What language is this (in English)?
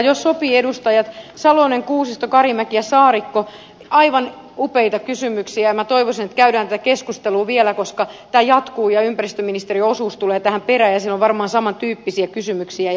Finnish